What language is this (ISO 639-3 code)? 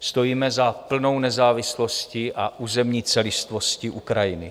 ces